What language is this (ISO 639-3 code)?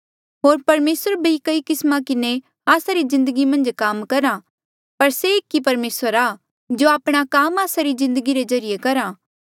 mjl